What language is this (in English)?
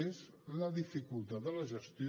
Catalan